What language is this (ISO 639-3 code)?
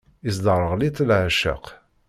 kab